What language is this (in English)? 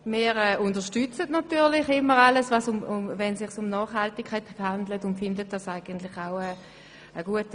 Swiss German